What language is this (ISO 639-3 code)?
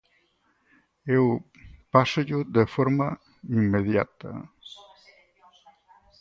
glg